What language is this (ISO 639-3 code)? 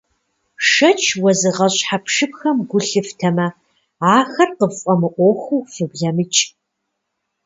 kbd